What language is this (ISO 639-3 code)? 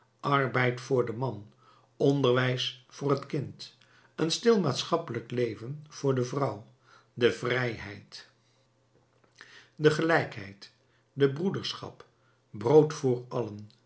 nld